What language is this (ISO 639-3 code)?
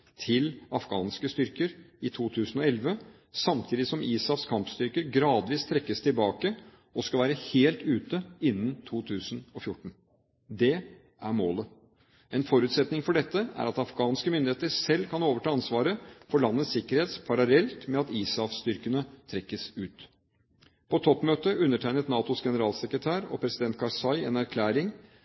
nob